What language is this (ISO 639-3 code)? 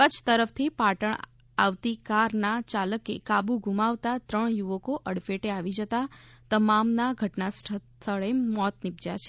guj